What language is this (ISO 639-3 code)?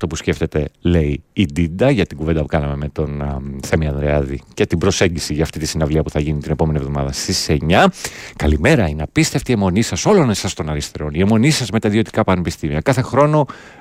ell